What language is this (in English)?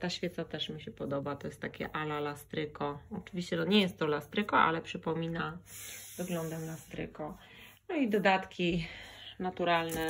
Polish